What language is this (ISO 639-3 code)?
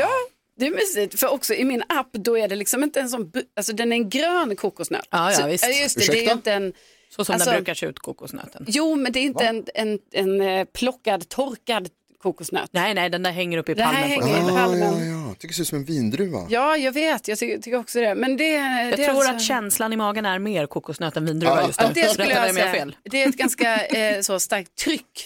swe